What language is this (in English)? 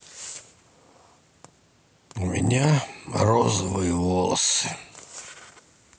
Russian